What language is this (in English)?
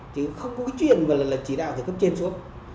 Vietnamese